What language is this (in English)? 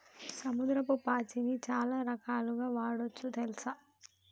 Telugu